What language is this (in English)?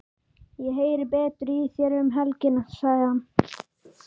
Icelandic